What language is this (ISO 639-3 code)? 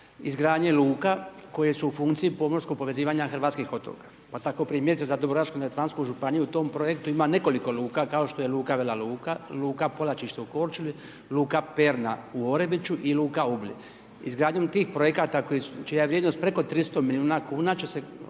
hrv